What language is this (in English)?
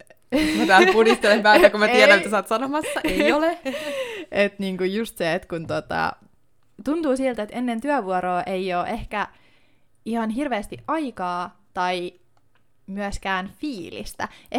Finnish